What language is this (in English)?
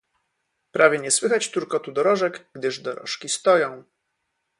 Polish